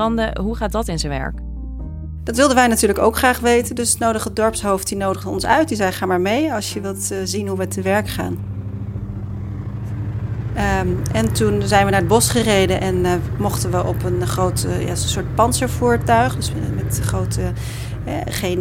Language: Dutch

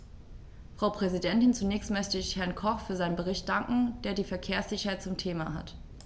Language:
German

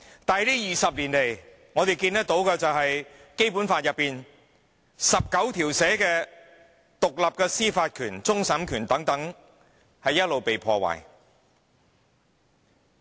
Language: Cantonese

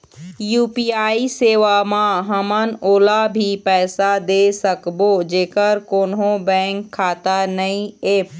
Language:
Chhattisgarhi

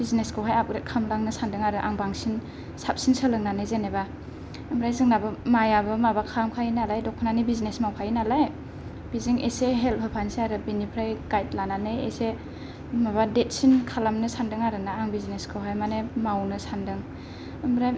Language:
Bodo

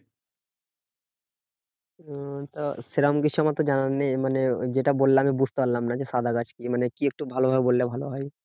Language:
Bangla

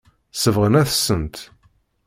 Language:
Kabyle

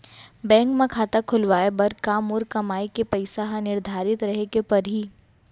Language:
Chhattisgarhi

